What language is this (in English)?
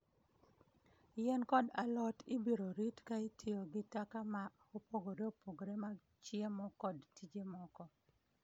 Luo (Kenya and Tanzania)